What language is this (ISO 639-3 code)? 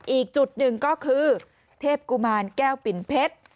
tha